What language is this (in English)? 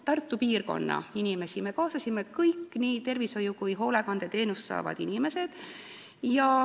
Estonian